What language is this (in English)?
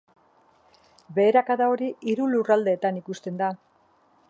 Basque